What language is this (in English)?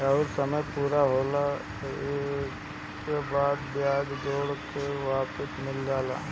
Bhojpuri